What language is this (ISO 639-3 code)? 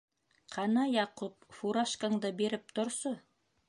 bak